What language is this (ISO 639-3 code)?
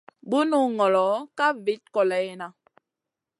mcn